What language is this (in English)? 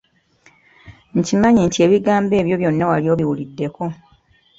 Ganda